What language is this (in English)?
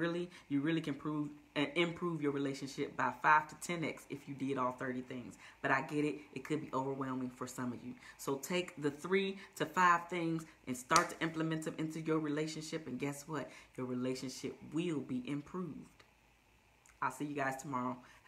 English